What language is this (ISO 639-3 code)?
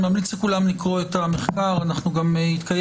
heb